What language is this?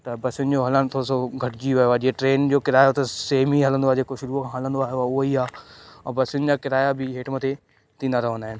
Sindhi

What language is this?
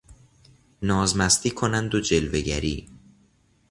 Persian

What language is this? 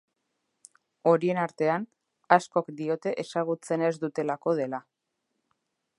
Basque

